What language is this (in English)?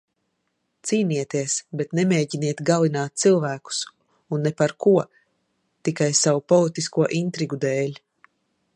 Latvian